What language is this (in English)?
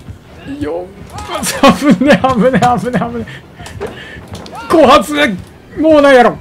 Japanese